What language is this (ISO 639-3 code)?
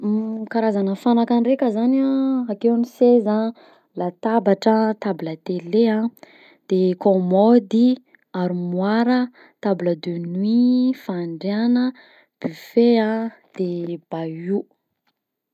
bzc